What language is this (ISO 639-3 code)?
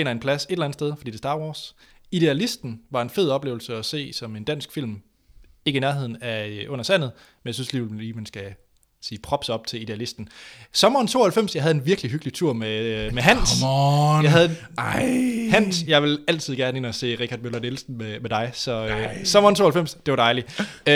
dan